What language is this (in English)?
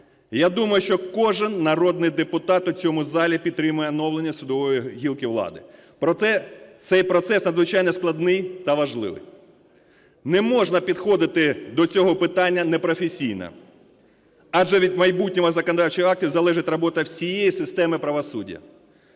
Ukrainian